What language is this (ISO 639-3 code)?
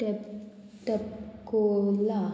kok